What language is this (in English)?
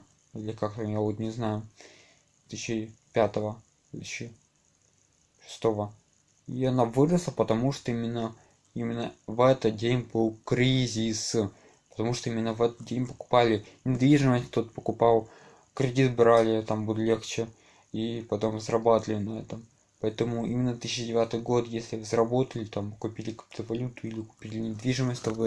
Russian